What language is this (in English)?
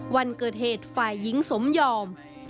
Thai